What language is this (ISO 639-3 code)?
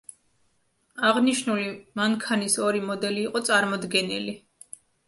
kat